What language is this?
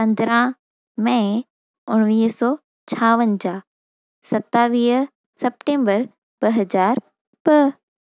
Sindhi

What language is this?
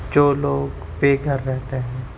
Urdu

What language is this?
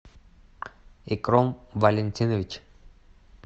Russian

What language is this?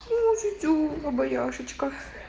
Russian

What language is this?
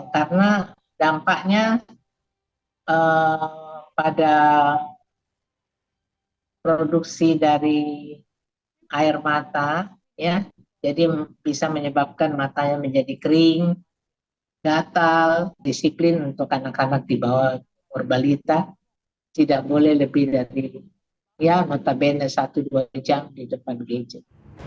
Indonesian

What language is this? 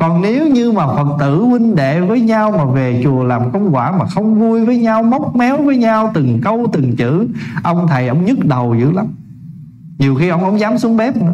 Vietnamese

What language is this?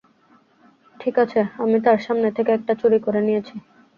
Bangla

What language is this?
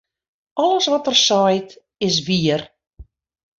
Western Frisian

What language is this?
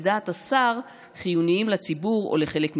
Hebrew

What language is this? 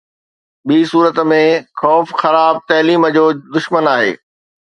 Sindhi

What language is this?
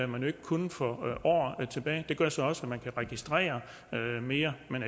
Danish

